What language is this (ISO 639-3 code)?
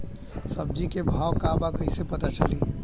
bho